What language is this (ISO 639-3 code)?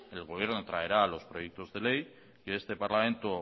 spa